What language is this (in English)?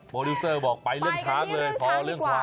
Thai